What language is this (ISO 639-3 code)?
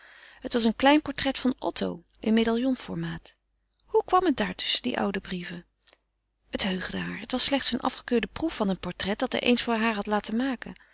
nld